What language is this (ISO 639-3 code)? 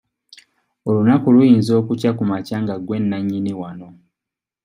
lug